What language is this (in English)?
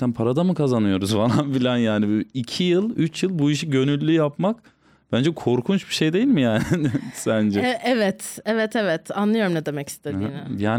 Turkish